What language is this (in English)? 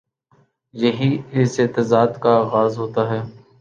Urdu